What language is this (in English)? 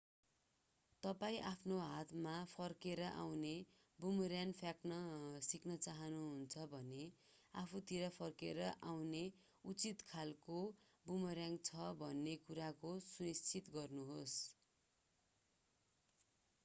Nepali